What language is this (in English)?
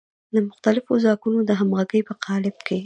Pashto